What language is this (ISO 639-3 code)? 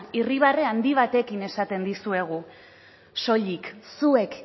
eus